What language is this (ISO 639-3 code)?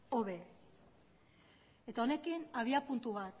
eus